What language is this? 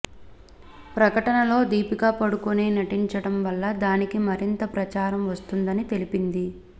Telugu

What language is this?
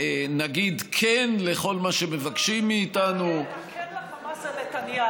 Hebrew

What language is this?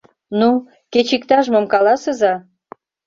Mari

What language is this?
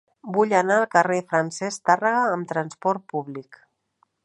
Catalan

